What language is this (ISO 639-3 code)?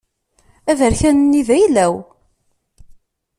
kab